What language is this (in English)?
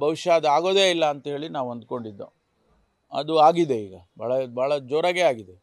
Kannada